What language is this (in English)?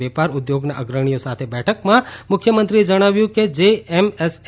Gujarati